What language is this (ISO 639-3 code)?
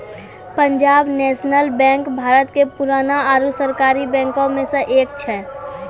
mai